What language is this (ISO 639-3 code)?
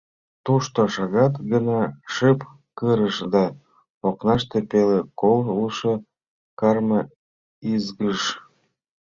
chm